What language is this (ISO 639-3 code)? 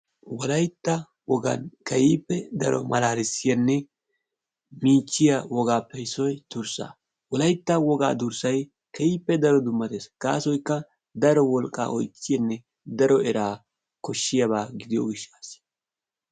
wal